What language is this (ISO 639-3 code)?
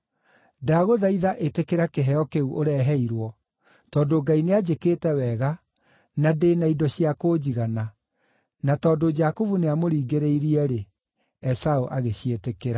kik